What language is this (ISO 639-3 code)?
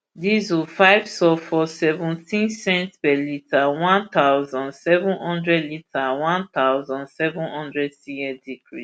pcm